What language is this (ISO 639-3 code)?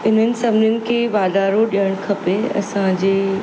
snd